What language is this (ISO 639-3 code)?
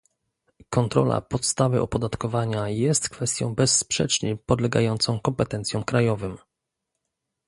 pol